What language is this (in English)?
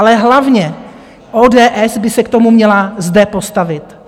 Czech